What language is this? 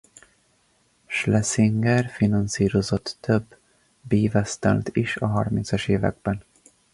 Hungarian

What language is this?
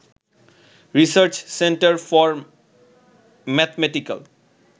Bangla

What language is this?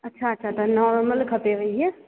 Sindhi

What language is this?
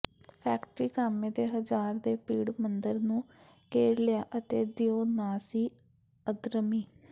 Punjabi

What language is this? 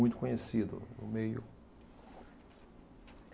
Portuguese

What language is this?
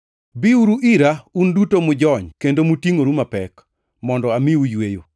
Luo (Kenya and Tanzania)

